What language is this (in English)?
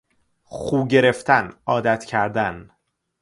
Persian